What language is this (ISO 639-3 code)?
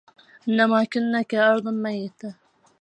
ara